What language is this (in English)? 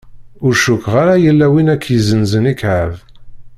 Kabyle